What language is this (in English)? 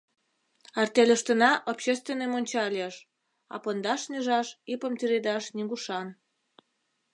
Mari